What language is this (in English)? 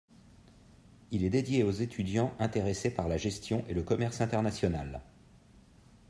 French